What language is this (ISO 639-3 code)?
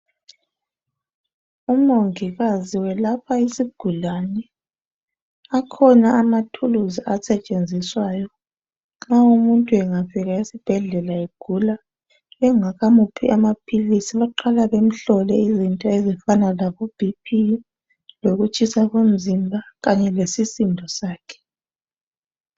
nde